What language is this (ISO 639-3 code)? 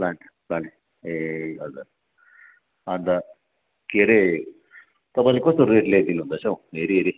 nep